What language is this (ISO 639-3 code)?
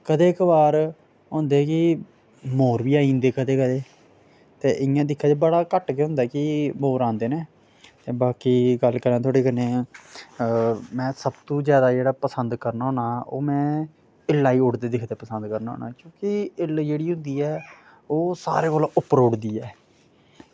doi